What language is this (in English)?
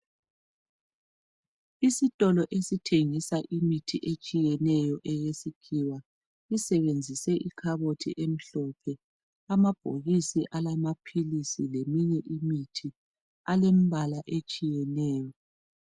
North Ndebele